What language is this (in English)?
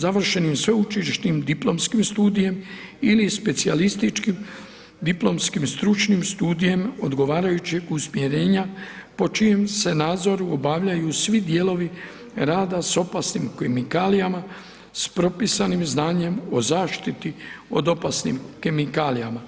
Croatian